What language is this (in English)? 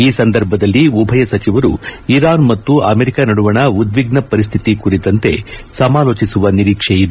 Kannada